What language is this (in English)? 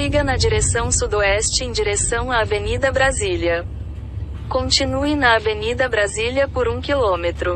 Portuguese